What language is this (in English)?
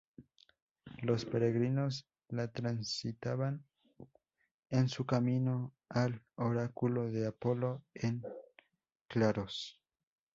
Spanish